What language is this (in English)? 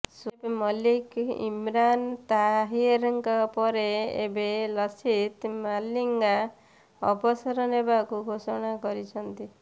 Odia